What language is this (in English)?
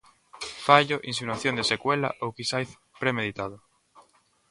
Galician